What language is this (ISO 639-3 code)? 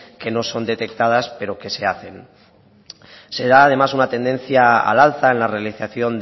spa